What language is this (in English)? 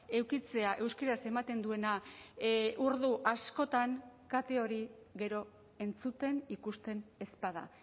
Basque